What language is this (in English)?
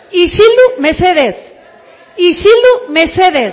Basque